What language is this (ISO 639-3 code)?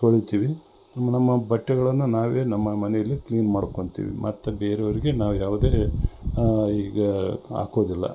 kan